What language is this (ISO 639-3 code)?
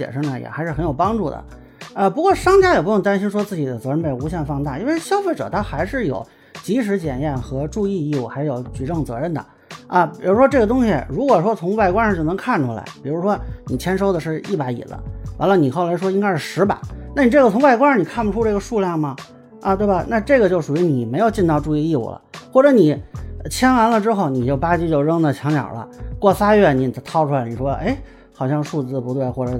zho